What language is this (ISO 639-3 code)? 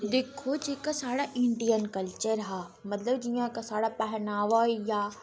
doi